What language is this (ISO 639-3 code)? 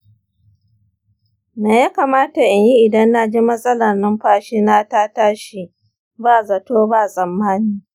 hau